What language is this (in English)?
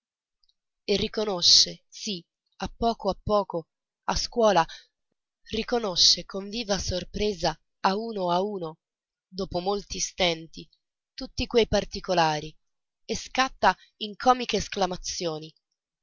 Italian